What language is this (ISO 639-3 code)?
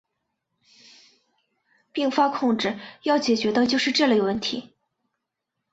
zho